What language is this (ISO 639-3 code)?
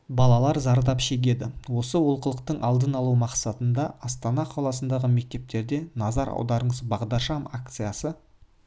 kaz